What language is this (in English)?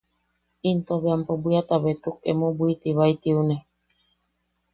Yaqui